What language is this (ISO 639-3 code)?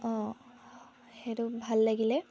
asm